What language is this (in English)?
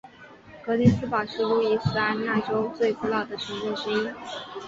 Chinese